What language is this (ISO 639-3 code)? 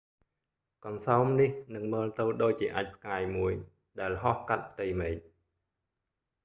khm